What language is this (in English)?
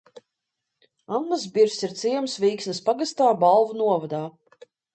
Latvian